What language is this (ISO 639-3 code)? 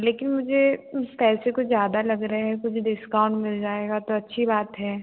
hin